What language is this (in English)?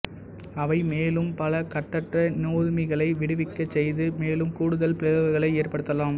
Tamil